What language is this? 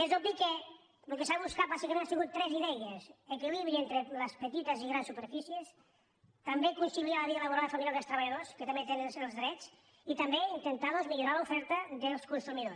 Catalan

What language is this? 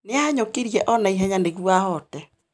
Kikuyu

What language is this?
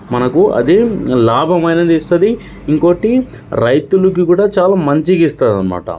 Telugu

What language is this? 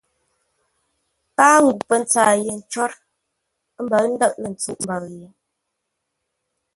Ngombale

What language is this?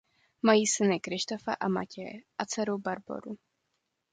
Czech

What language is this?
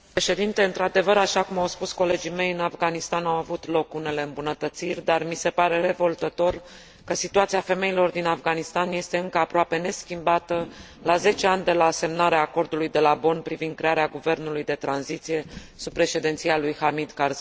Romanian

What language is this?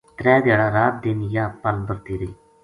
Gujari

